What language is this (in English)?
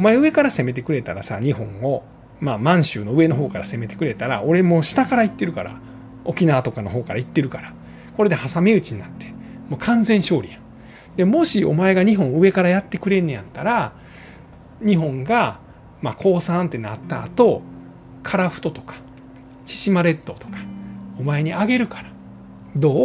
Japanese